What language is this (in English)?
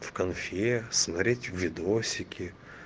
Russian